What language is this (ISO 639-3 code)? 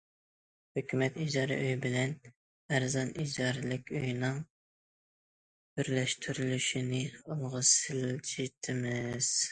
uig